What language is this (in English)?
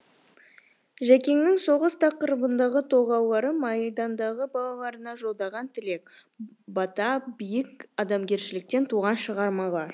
Kazakh